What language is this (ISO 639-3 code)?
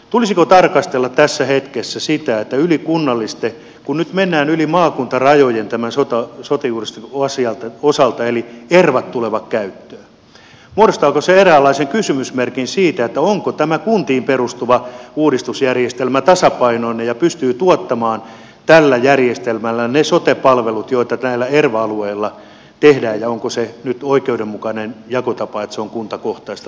fin